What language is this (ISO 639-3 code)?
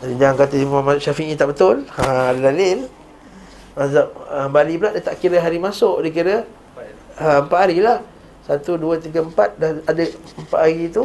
msa